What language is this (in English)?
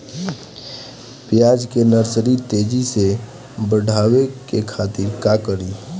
Bhojpuri